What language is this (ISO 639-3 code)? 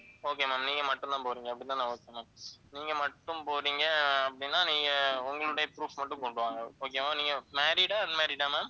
tam